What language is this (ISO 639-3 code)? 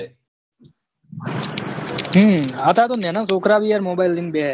guj